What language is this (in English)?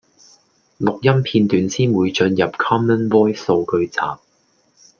Cantonese